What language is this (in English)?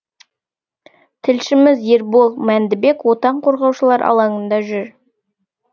Kazakh